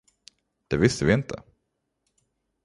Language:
Swedish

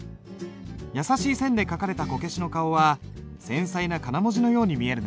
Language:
Japanese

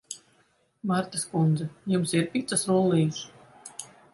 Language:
Latvian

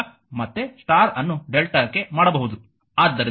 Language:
Kannada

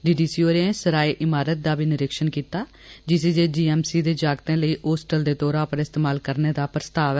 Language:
Dogri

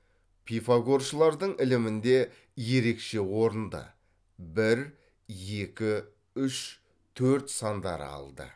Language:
Kazakh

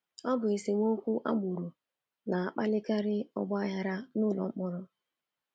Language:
Igbo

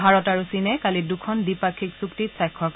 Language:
Assamese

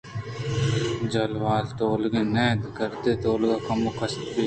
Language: Eastern Balochi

